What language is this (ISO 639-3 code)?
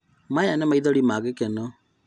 kik